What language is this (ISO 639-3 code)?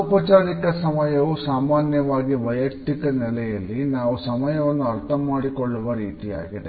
kan